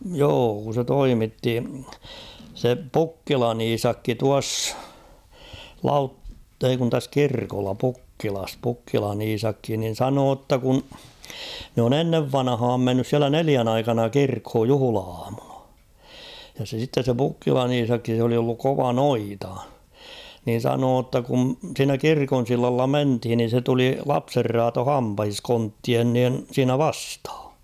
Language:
Finnish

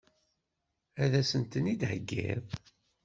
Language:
Kabyle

